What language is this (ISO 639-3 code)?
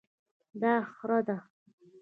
pus